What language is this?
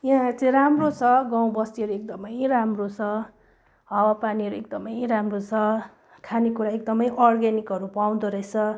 Nepali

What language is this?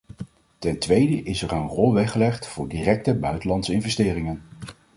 Dutch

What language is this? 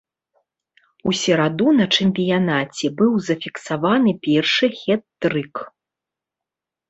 Belarusian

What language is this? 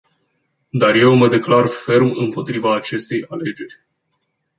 Romanian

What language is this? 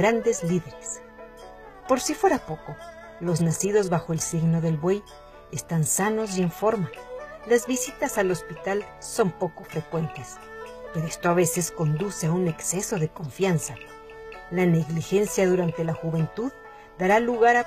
Spanish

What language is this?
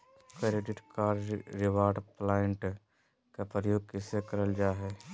Magahi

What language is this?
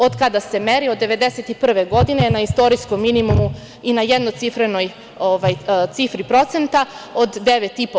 Serbian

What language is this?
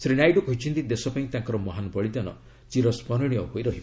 Odia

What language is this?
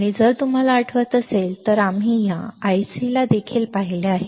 Marathi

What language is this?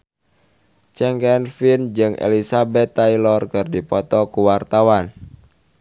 Sundanese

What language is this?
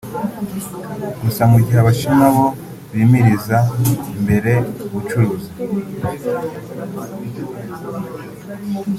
Kinyarwanda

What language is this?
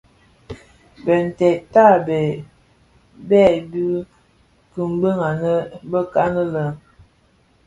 Bafia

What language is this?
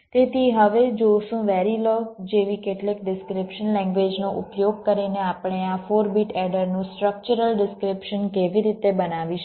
Gujarati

